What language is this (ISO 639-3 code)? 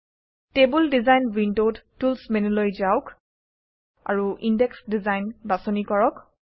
asm